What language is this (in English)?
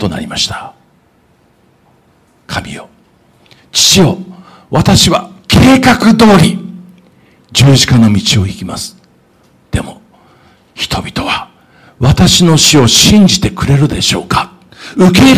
Japanese